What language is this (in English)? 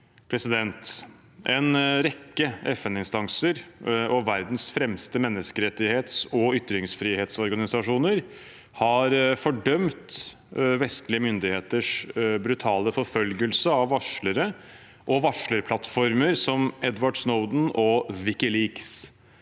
Norwegian